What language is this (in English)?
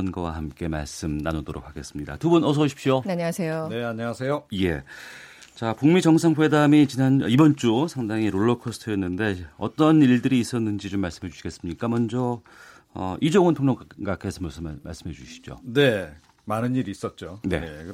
Korean